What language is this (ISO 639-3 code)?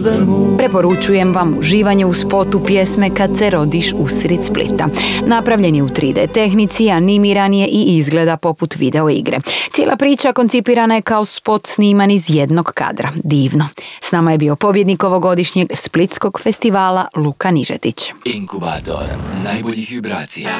hrv